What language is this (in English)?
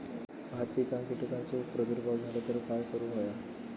Marathi